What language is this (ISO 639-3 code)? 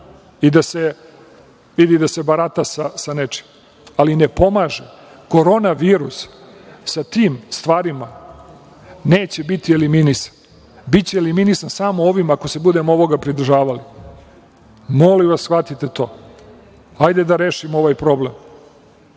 srp